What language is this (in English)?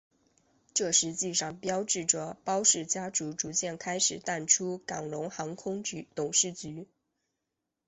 Chinese